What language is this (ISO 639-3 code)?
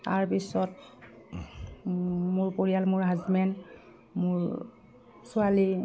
asm